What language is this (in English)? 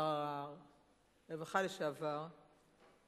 Hebrew